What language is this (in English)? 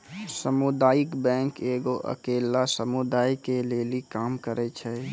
Maithili